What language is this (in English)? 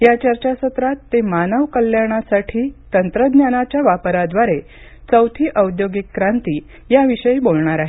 Marathi